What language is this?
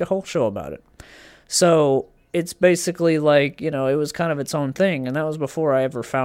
English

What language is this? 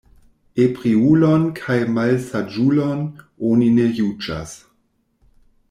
Esperanto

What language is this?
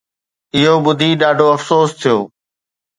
Sindhi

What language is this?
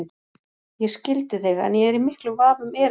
Icelandic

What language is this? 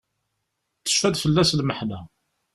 Kabyle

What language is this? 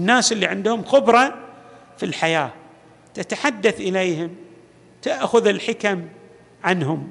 Arabic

